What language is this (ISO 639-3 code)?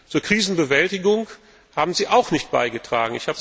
deu